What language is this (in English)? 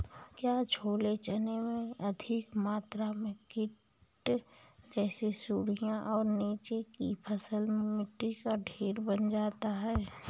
Hindi